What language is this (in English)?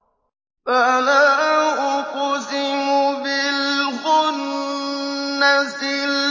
Arabic